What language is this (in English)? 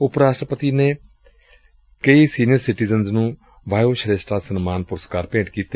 Punjabi